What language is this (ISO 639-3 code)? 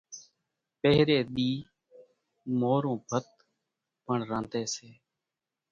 gjk